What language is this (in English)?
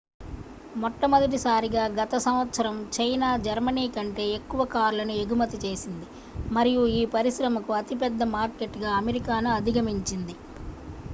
Telugu